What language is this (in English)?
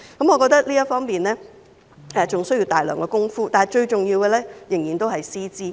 Cantonese